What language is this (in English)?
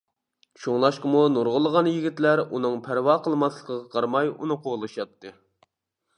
Uyghur